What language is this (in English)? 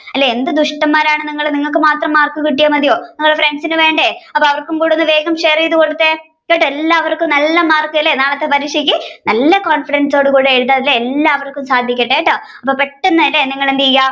Malayalam